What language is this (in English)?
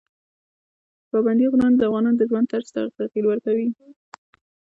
Pashto